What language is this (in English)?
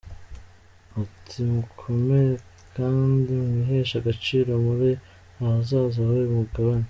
Kinyarwanda